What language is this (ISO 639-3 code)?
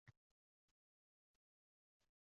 uzb